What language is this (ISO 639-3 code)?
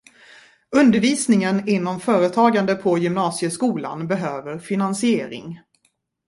swe